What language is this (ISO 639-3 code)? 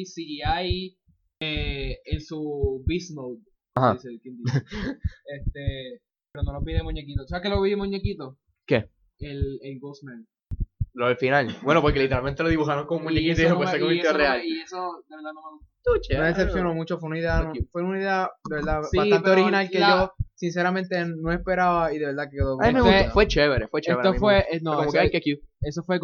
spa